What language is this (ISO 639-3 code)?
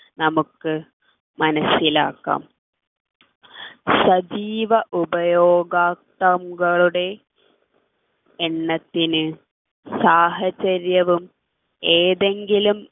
mal